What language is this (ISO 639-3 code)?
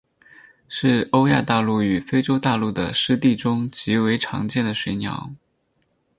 zho